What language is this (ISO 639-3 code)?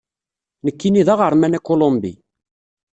kab